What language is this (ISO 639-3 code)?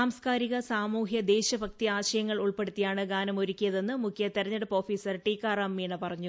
mal